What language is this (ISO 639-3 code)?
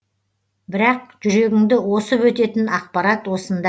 kaz